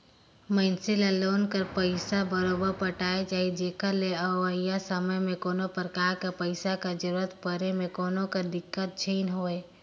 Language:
Chhattisgarhi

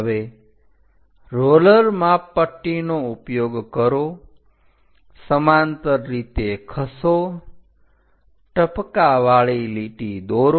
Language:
Gujarati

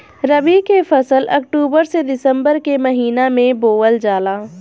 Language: Bhojpuri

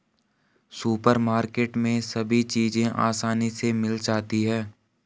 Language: Hindi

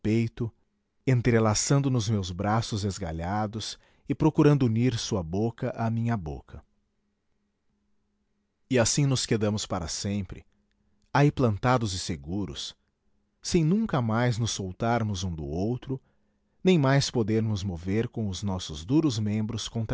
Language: Portuguese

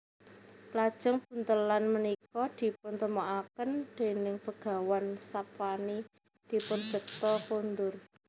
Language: Javanese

